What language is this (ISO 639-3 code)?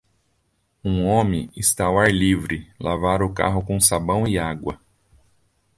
por